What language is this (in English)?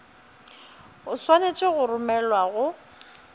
Northern Sotho